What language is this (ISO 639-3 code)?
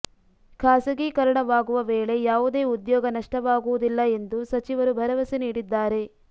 kan